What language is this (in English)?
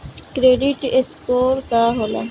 Bhojpuri